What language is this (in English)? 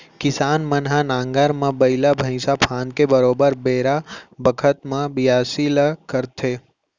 Chhattisgarhi